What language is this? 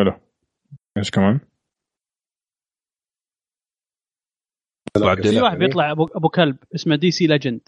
Arabic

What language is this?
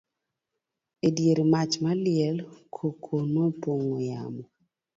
Luo (Kenya and Tanzania)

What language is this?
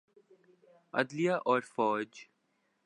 Urdu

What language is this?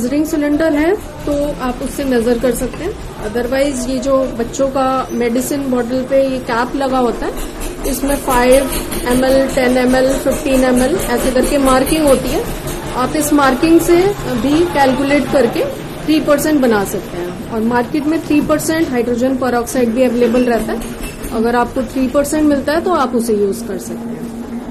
Hindi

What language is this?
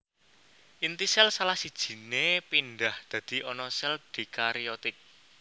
Javanese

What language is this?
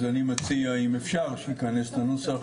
Hebrew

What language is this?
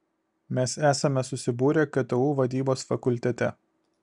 Lithuanian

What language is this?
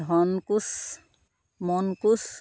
Assamese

